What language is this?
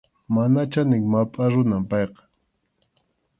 Arequipa-La Unión Quechua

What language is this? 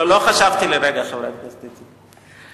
Hebrew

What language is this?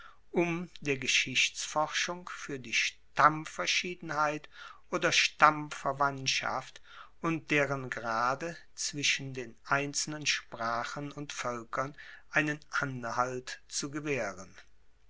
German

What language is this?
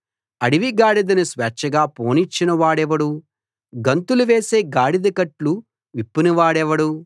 Telugu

